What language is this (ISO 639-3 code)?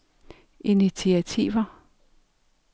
dan